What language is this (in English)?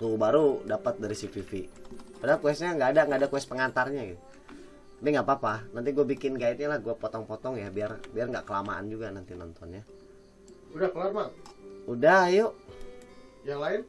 Indonesian